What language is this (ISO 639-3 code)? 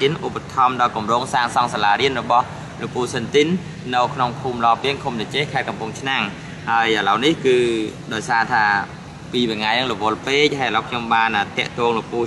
tha